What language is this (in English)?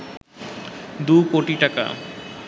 Bangla